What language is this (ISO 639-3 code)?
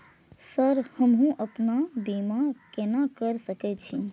mai